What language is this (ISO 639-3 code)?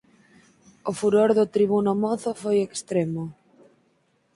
glg